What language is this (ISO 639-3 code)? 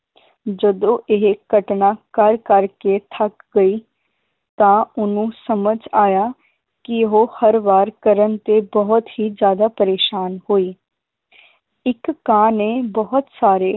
pan